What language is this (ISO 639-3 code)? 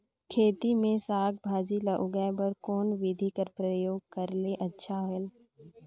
hne